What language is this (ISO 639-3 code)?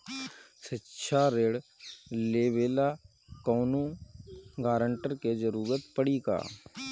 bho